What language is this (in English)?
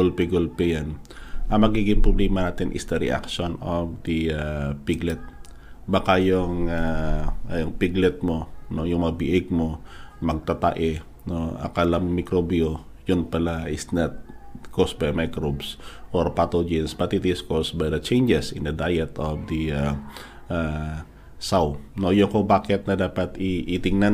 Filipino